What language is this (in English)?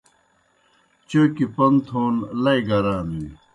Kohistani Shina